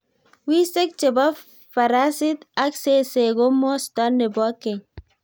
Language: Kalenjin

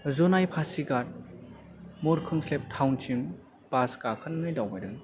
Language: Bodo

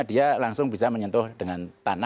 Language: Indonesian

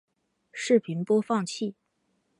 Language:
Chinese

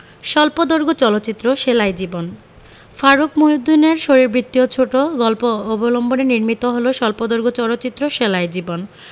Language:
Bangla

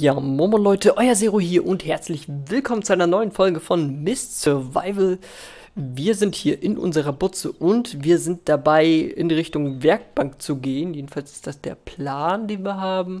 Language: German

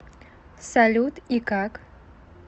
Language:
Russian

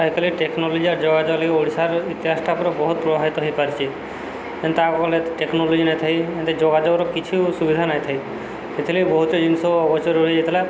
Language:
Odia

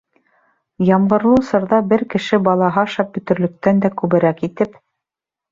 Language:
Bashkir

